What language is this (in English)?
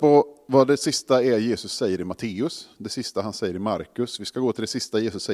Swedish